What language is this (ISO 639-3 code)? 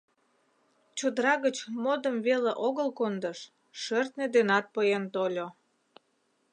chm